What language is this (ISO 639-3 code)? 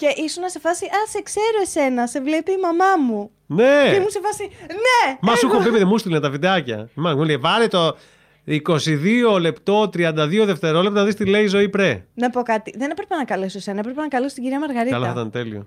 ell